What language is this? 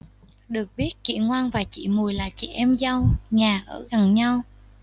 Vietnamese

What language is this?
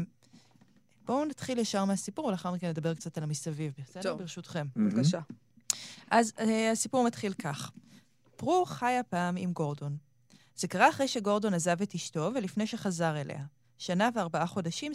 Hebrew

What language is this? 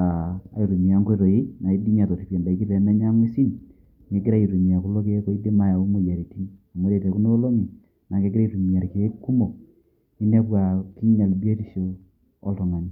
Masai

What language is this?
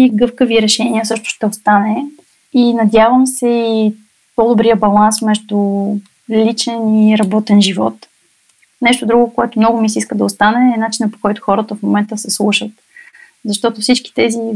Bulgarian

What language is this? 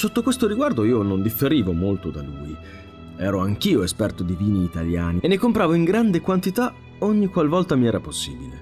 Italian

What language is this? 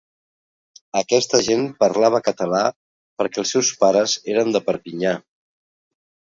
Catalan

